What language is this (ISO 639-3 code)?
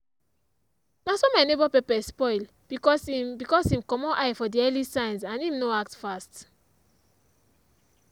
pcm